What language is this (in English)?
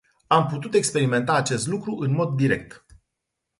Romanian